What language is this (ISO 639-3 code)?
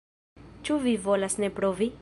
epo